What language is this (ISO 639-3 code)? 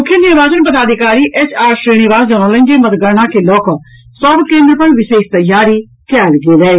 mai